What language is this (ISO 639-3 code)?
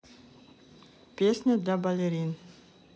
rus